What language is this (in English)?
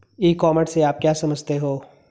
Hindi